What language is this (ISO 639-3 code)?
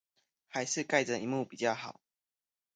zho